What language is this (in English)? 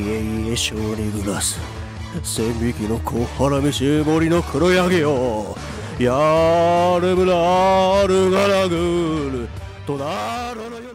Japanese